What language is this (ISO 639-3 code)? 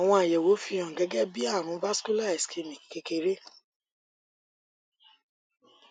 yor